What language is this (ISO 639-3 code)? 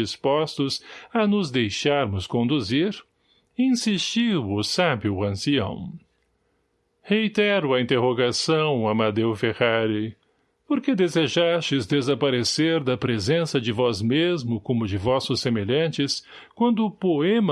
por